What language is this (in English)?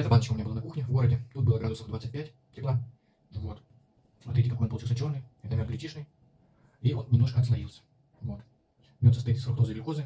Russian